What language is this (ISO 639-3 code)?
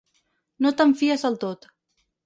cat